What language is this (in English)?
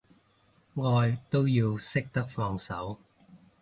Cantonese